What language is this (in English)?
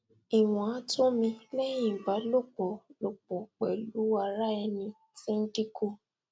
Yoruba